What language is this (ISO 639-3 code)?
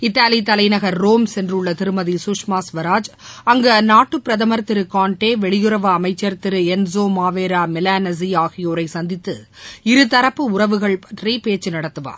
tam